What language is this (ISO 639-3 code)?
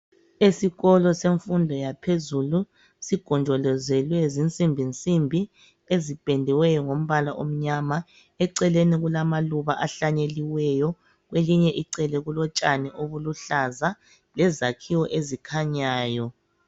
nde